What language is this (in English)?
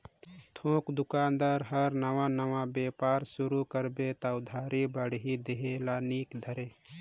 Chhattisgarhi